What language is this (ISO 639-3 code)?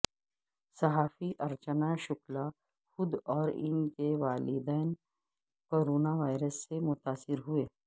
urd